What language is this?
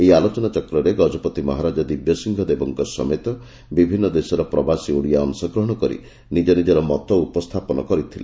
Odia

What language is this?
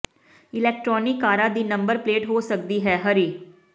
Punjabi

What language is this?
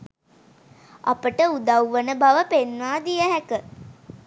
Sinhala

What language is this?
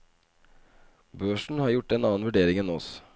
Norwegian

